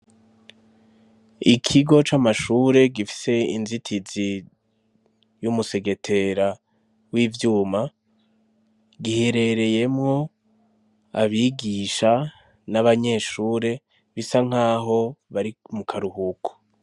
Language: Rundi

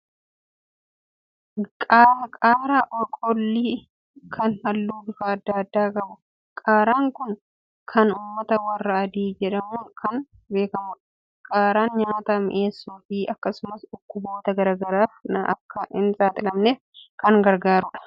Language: Oromo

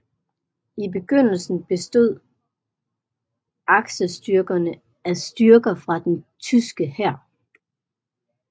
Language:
Danish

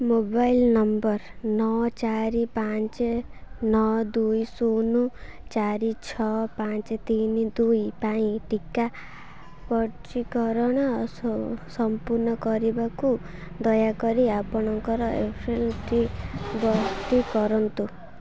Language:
Odia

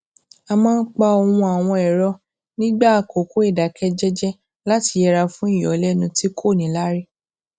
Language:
Yoruba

